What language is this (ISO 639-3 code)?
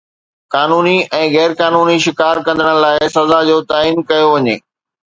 snd